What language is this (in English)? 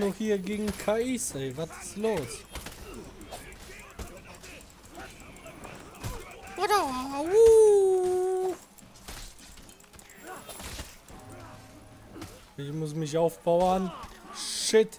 German